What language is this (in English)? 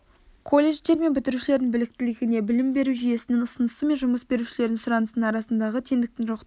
Kazakh